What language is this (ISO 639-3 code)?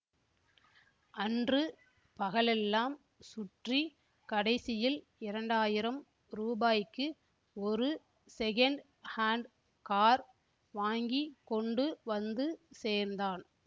tam